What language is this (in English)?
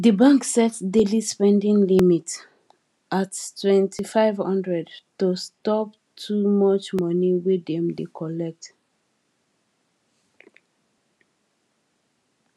Nigerian Pidgin